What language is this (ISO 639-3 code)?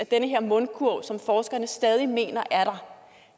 dan